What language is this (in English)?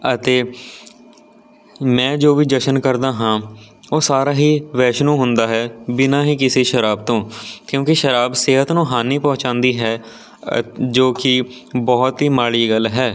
Punjabi